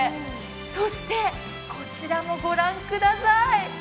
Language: Japanese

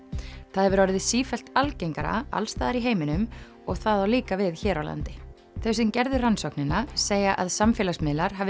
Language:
Icelandic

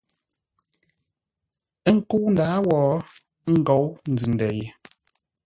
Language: Ngombale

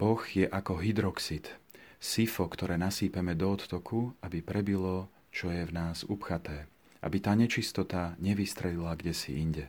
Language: Slovak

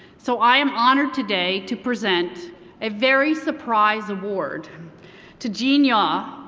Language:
English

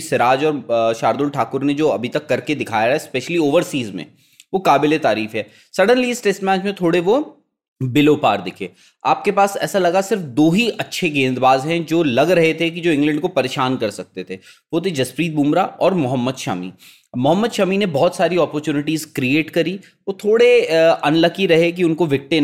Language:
Hindi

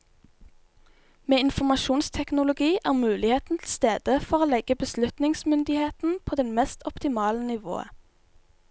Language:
Norwegian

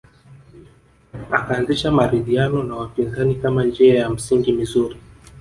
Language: Swahili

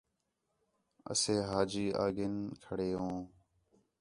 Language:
Khetrani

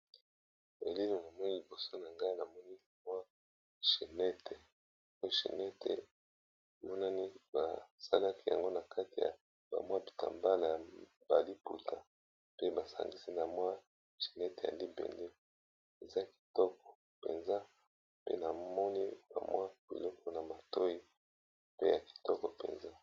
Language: Lingala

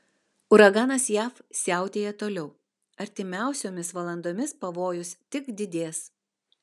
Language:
Lithuanian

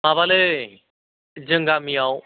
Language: Bodo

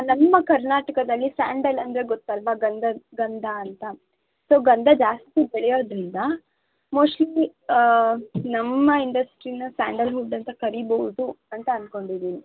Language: Kannada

